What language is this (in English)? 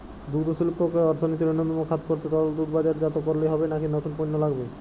Bangla